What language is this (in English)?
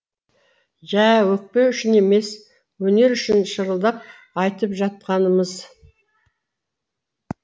Kazakh